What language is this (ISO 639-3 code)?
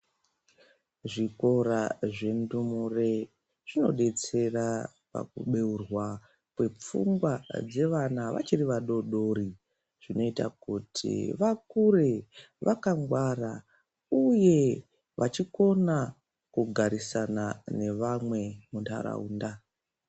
ndc